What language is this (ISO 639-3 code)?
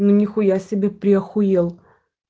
rus